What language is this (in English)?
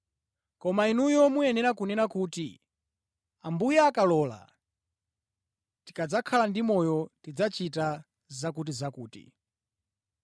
Nyanja